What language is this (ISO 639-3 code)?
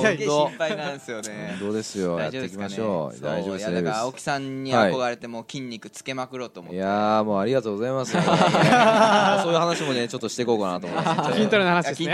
jpn